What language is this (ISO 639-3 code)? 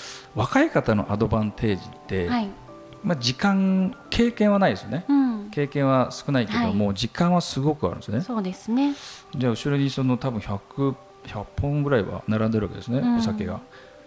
jpn